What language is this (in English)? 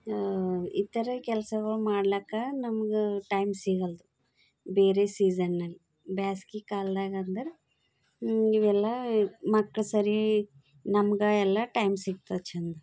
Kannada